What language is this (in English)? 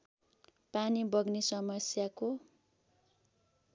Nepali